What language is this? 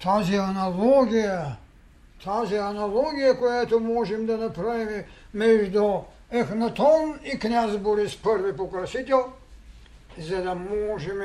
Bulgarian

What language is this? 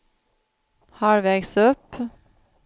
Swedish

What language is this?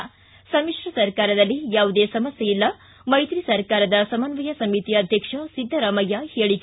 Kannada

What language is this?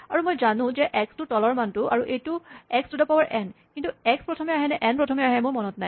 Assamese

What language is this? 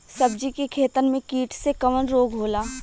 Bhojpuri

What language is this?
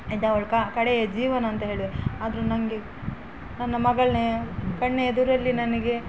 Kannada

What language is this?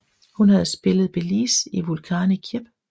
Danish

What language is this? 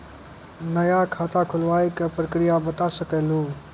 Maithili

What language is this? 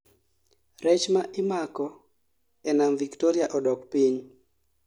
Luo (Kenya and Tanzania)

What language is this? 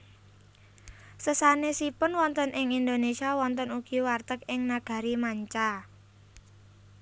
Javanese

